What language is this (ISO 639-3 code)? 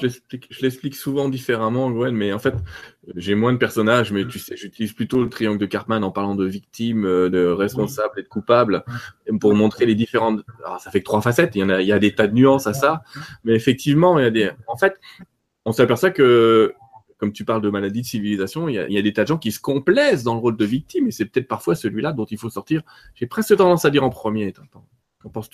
fra